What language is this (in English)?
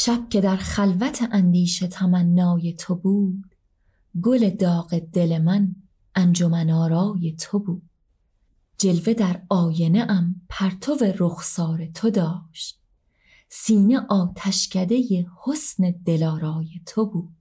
Persian